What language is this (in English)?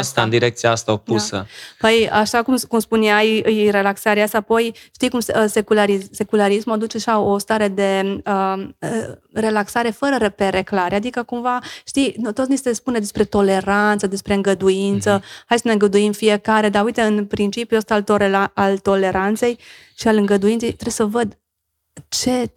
Romanian